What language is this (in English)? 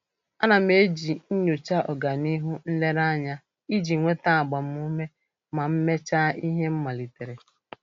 Igbo